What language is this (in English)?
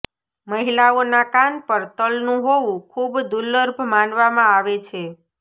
Gujarati